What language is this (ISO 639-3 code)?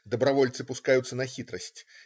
rus